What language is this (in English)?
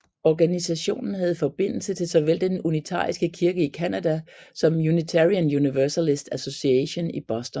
Danish